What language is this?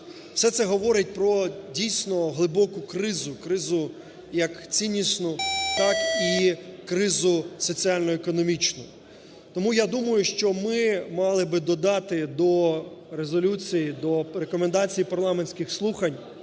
Ukrainian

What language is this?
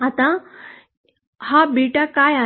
Marathi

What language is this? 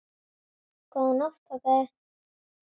Icelandic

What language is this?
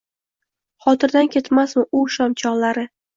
Uzbek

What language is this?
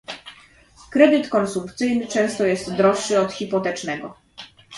Polish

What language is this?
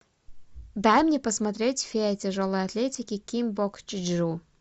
Russian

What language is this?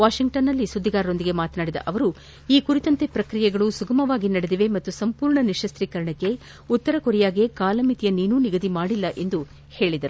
Kannada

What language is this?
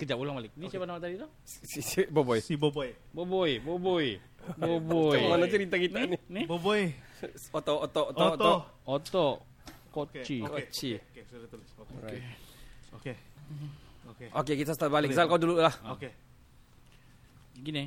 Malay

